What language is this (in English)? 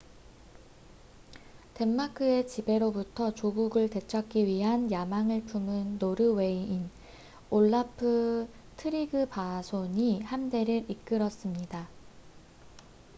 Korean